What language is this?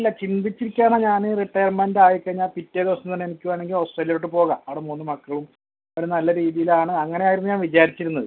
Malayalam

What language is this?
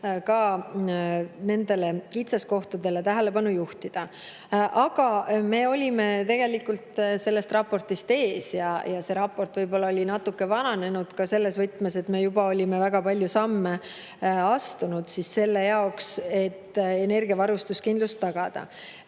Estonian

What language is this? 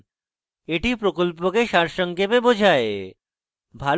Bangla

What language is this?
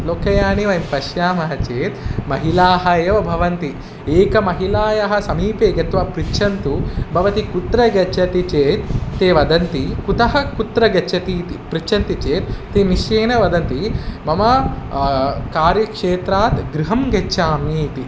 Sanskrit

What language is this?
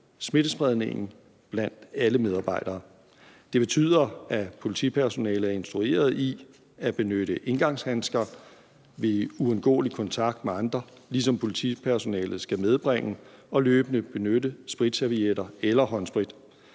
Danish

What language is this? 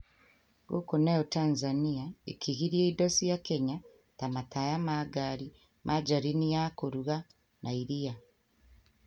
Kikuyu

